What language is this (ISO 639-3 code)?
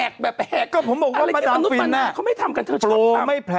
tha